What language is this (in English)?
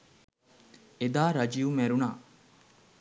Sinhala